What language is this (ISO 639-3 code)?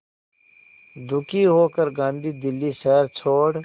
hin